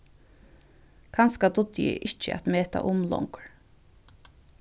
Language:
Faroese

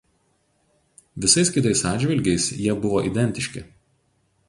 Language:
Lithuanian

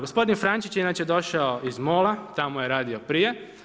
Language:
Croatian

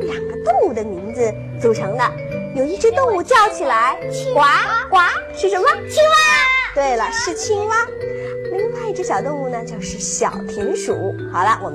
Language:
Chinese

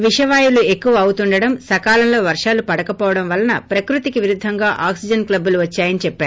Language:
Telugu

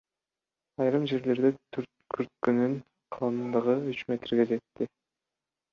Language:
Kyrgyz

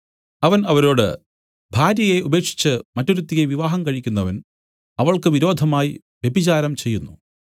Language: Malayalam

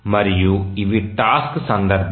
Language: Telugu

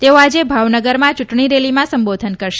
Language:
Gujarati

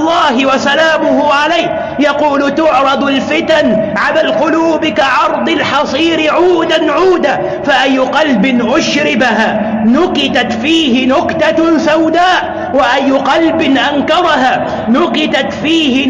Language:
Arabic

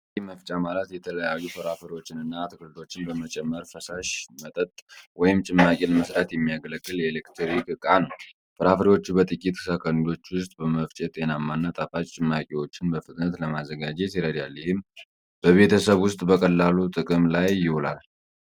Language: Amharic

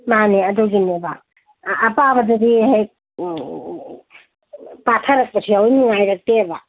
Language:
Manipuri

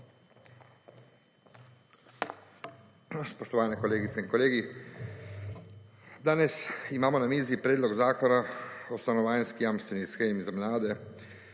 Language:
Slovenian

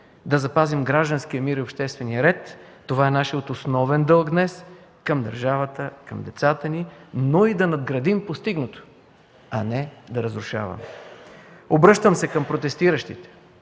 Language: Bulgarian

